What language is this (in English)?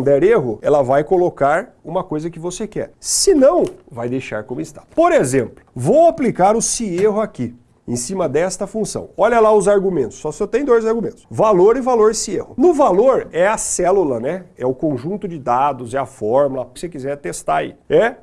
Portuguese